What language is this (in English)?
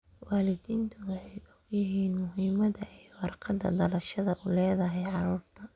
Somali